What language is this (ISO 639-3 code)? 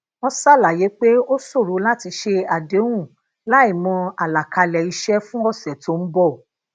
yor